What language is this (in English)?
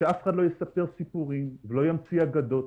Hebrew